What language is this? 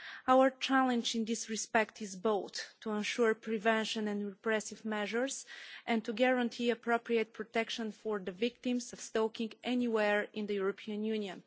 English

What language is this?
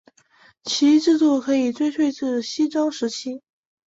Chinese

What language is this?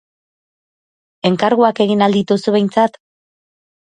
Basque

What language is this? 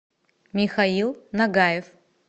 Russian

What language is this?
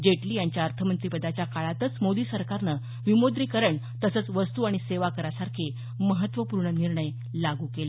Marathi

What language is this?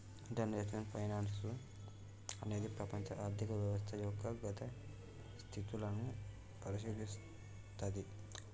Telugu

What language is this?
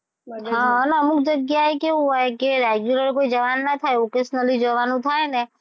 Gujarati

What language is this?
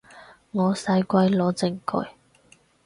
Cantonese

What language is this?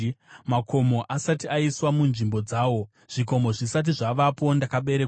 Shona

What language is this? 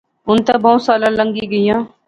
Pahari-Potwari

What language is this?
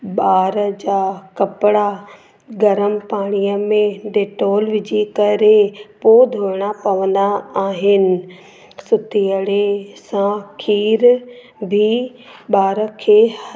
Sindhi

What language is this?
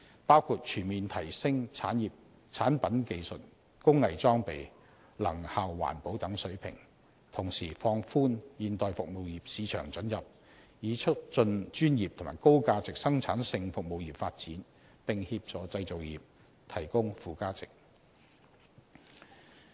Cantonese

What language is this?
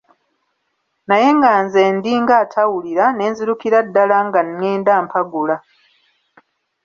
Ganda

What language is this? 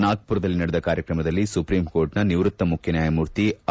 Kannada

